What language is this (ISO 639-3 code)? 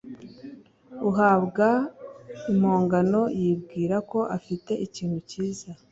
kin